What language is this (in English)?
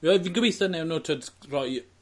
Welsh